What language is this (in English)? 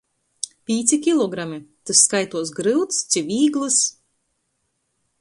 Latgalian